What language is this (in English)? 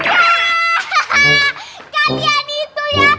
Indonesian